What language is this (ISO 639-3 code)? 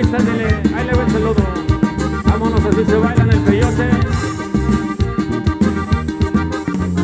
spa